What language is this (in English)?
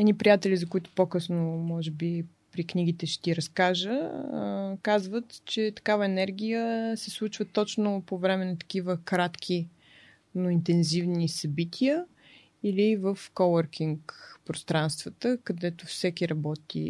Bulgarian